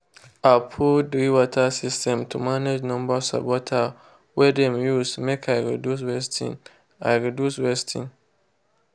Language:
Nigerian Pidgin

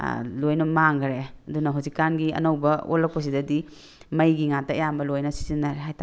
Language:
Manipuri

